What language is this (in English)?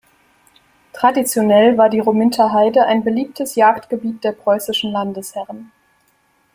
German